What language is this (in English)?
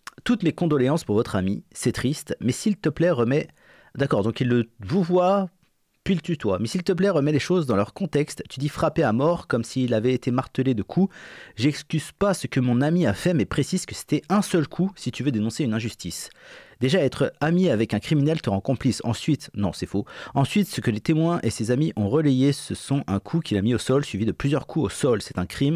French